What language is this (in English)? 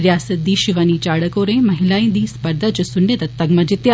Dogri